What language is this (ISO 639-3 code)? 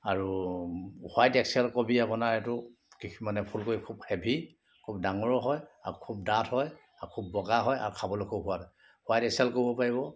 asm